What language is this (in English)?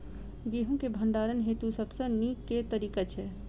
Maithili